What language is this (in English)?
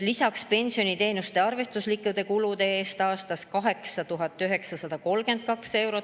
Estonian